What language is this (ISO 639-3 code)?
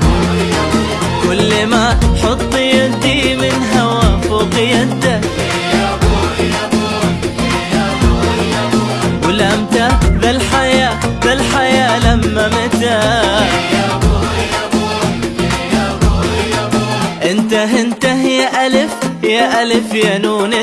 ara